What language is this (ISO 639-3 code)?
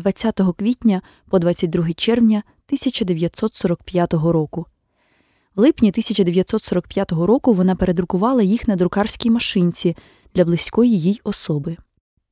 ukr